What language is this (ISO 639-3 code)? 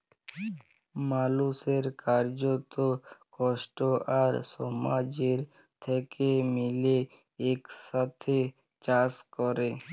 ben